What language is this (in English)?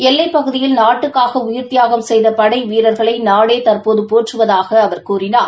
Tamil